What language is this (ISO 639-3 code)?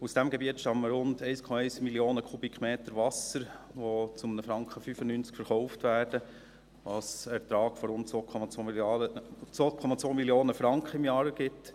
gsw